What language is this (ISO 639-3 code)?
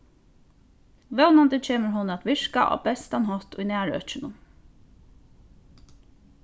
fao